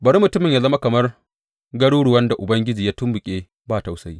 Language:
Hausa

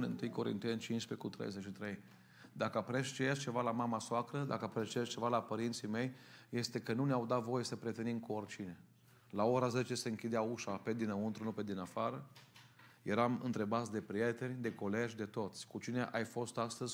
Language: Romanian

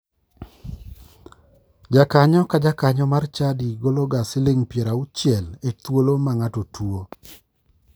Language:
Luo (Kenya and Tanzania)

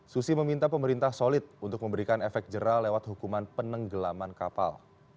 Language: Indonesian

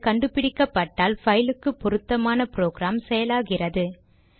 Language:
Tamil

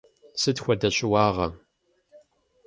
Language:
Kabardian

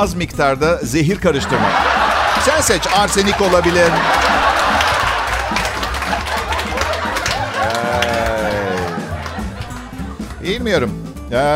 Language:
Turkish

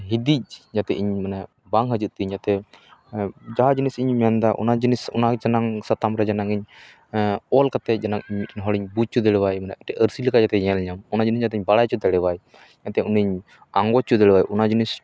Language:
Santali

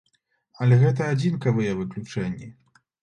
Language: Belarusian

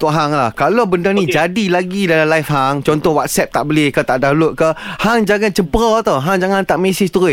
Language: Malay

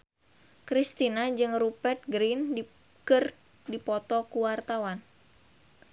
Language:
Sundanese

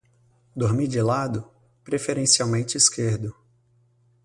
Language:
Portuguese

